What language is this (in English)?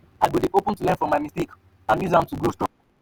Nigerian Pidgin